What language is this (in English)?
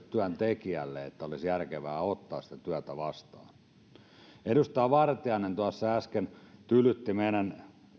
Finnish